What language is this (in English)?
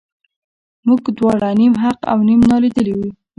Pashto